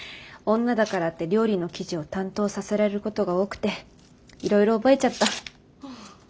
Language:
Japanese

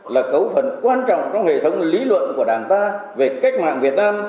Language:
Vietnamese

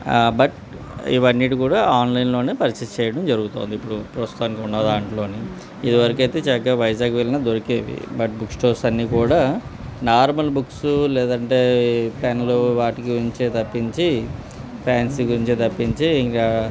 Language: Telugu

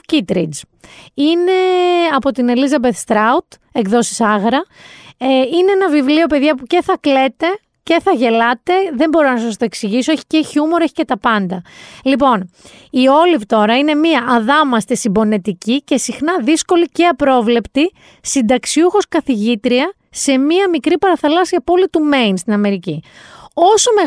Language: Greek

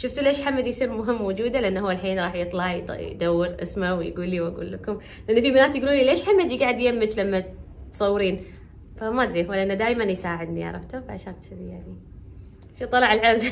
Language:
Arabic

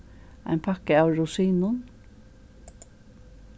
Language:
Faroese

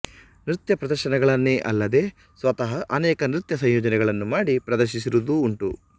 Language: Kannada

